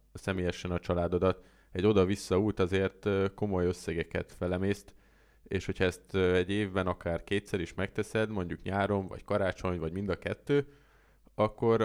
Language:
Hungarian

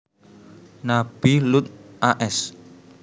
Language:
Javanese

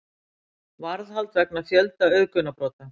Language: Icelandic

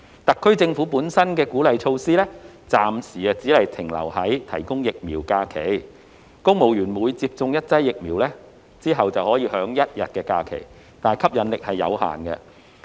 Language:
Cantonese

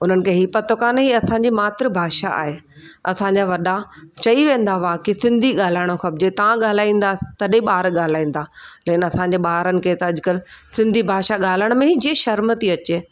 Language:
Sindhi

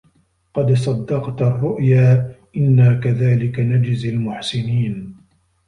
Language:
Arabic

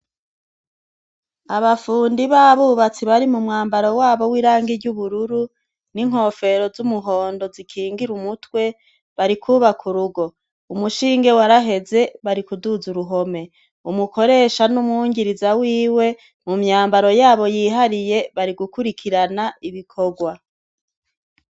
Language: Rundi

